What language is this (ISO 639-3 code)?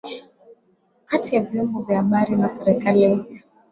swa